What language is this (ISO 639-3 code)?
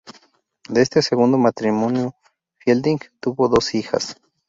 spa